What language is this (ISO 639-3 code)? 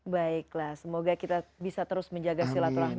ind